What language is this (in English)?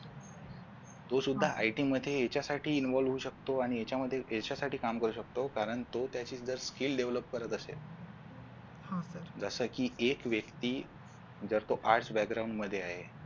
Marathi